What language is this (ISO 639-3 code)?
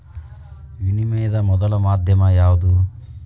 kan